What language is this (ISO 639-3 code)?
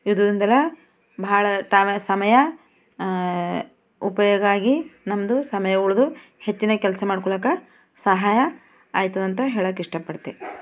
kan